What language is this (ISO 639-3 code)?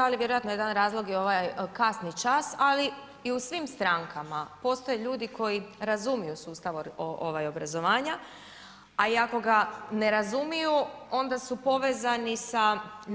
hrv